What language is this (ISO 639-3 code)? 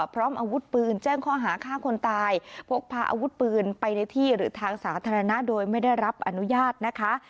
tha